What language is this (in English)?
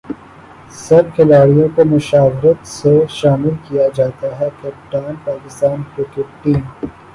Urdu